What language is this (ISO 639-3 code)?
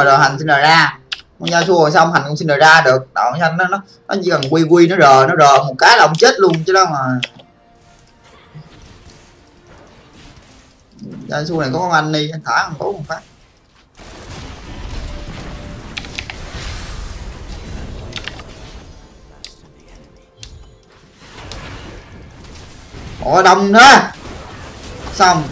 vie